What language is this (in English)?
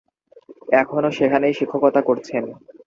Bangla